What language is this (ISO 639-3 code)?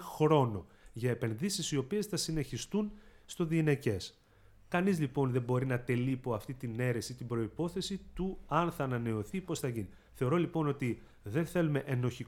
ell